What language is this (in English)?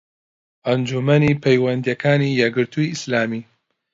Central Kurdish